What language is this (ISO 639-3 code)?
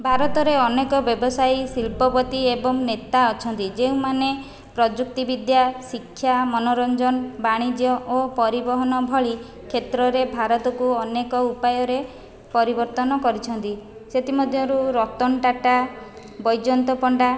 ori